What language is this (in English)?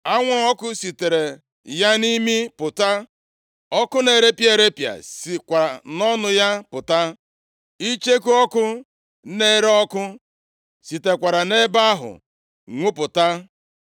Igbo